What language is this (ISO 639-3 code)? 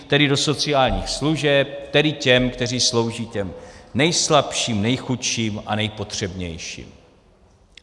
ces